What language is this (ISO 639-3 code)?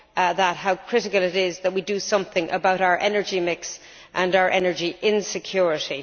eng